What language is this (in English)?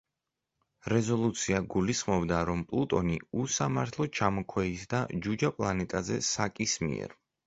Georgian